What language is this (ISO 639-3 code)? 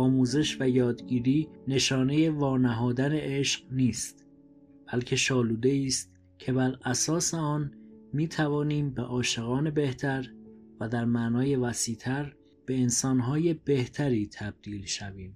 fas